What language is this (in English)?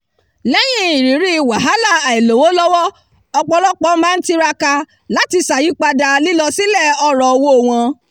Yoruba